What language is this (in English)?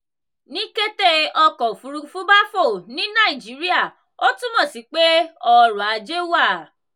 Yoruba